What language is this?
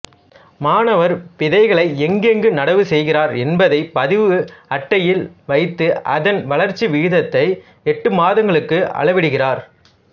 Tamil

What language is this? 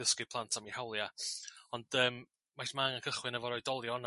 Welsh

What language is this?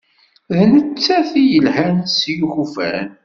Kabyle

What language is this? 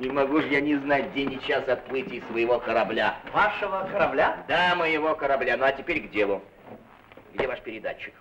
Russian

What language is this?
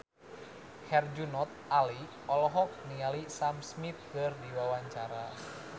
Sundanese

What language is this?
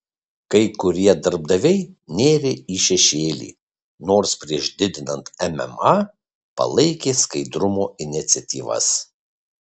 Lithuanian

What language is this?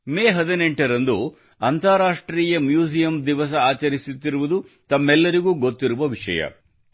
Kannada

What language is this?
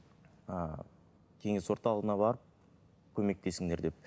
Kazakh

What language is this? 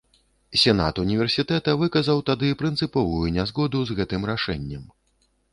Belarusian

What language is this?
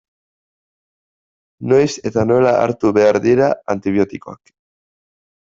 Basque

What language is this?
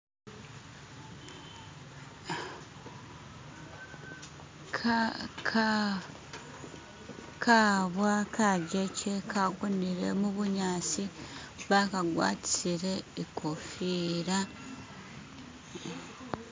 Masaaba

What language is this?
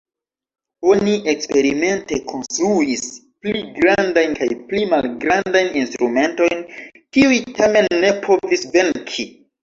Esperanto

